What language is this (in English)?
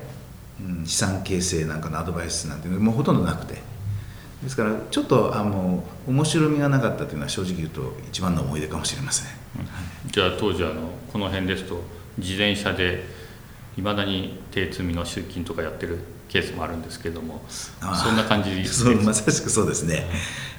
Japanese